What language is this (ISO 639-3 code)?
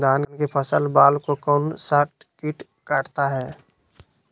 mag